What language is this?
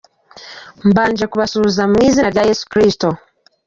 Kinyarwanda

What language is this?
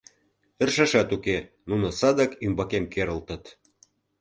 Mari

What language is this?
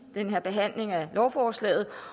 Danish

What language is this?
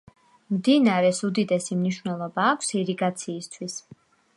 Georgian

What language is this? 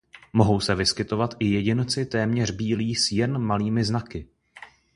Czech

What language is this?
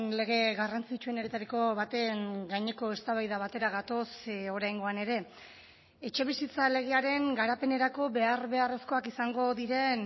Basque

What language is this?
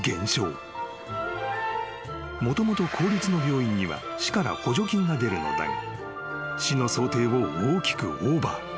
Japanese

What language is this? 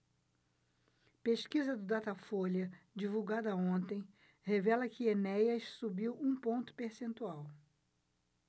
Portuguese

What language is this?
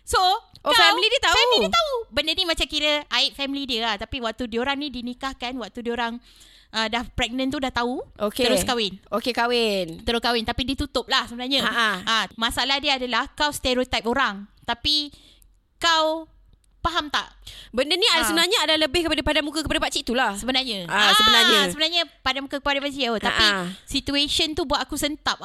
Malay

